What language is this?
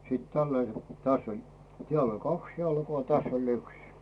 Finnish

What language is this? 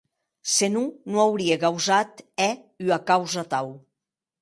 Occitan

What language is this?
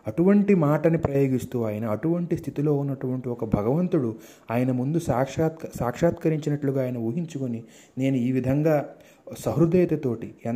Telugu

